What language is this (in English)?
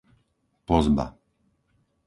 Slovak